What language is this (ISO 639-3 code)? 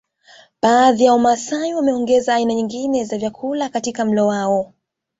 swa